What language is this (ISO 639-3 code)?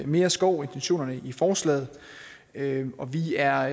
dan